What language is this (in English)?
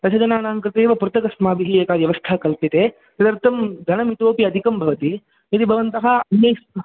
Sanskrit